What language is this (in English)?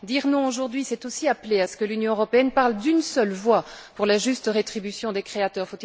French